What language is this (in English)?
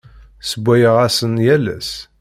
Kabyle